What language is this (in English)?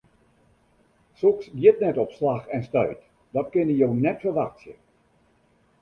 Western Frisian